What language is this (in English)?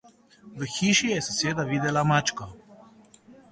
Slovenian